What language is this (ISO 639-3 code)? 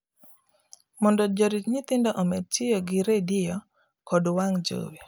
luo